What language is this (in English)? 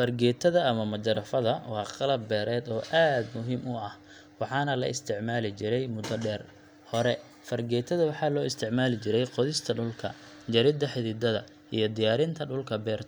Somali